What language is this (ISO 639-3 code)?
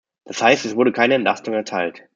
deu